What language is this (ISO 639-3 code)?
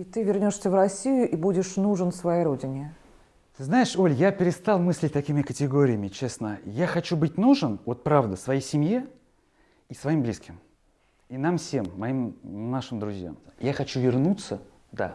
rus